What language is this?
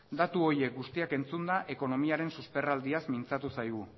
Basque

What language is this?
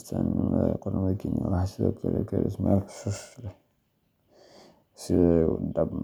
Somali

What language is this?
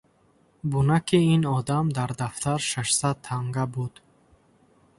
Tajik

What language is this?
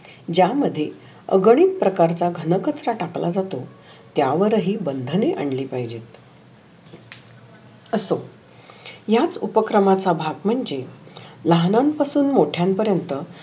Marathi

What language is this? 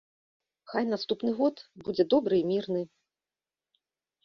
Belarusian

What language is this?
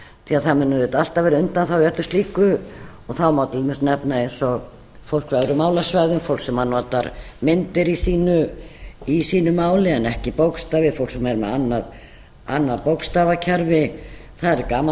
Icelandic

